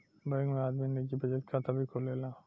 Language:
Bhojpuri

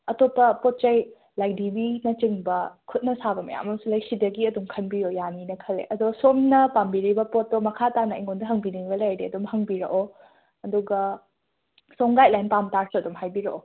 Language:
Manipuri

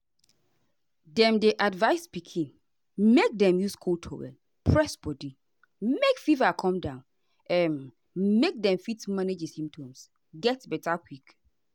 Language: Nigerian Pidgin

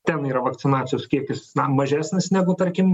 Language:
Lithuanian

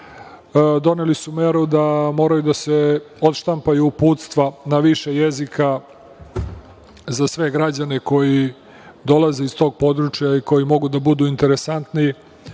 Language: Serbian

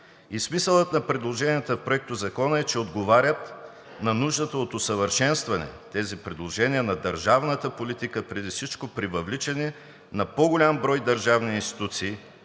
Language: Bulgarian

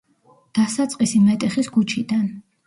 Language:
Georgian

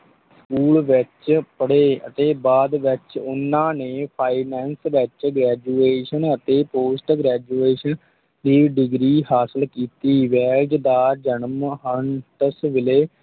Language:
Punjabi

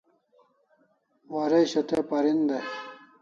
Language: Kalasha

